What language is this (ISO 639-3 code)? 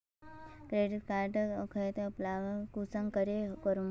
mag